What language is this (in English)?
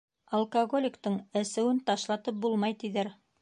Bashkir